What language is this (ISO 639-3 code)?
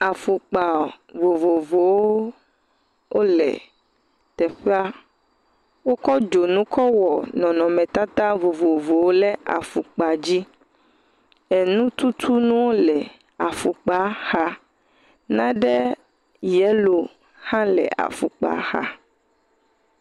ewe